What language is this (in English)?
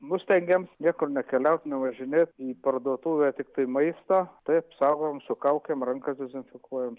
Lithuanian